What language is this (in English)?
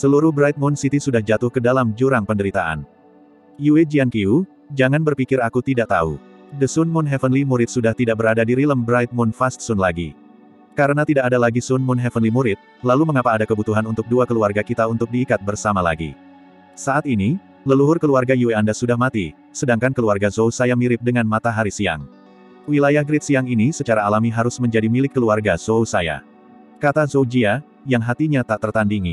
Indonesian